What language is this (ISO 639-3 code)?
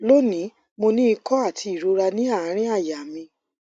yor